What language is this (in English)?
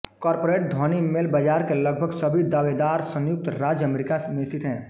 Hindi